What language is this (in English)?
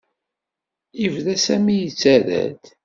Kabyle